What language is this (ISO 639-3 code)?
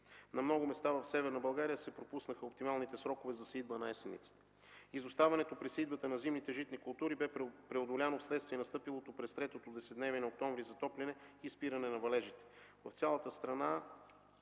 bul